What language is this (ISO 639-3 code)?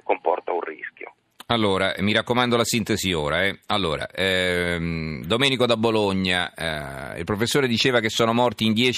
ita